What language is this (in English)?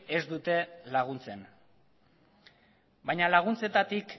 Basque